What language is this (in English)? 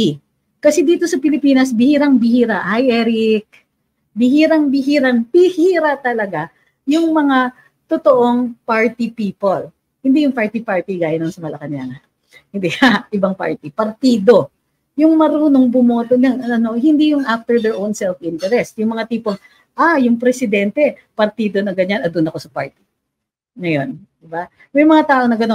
Filipino